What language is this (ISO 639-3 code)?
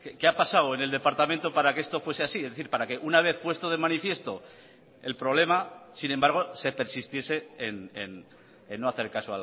spa